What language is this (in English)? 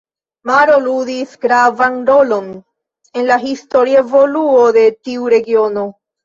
Esperanto